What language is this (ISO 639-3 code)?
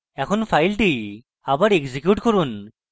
ben